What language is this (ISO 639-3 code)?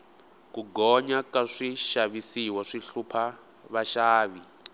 tso